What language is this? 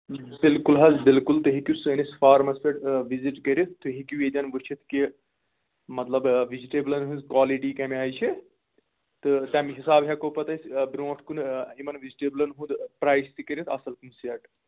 Kashmiri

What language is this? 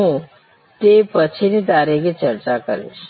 Gujarati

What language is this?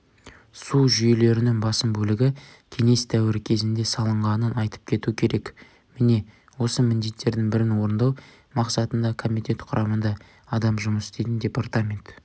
Kazakh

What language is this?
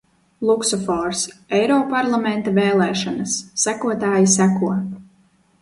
Latvian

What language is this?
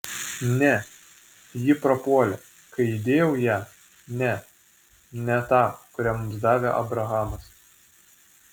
Lithuanian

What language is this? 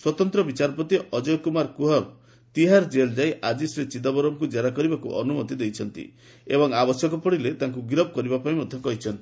Odia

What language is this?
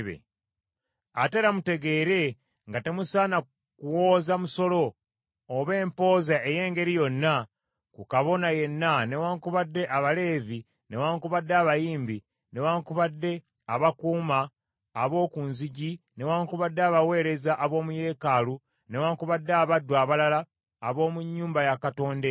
Ganda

